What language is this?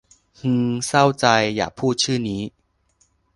Thai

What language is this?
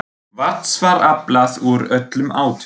Icelandic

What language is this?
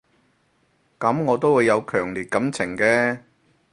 Cantonese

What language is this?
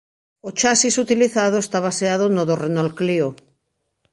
Galician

